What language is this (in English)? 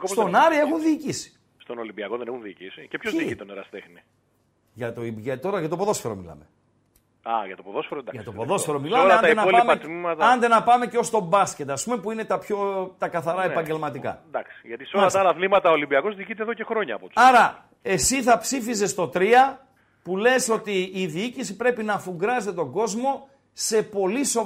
Greek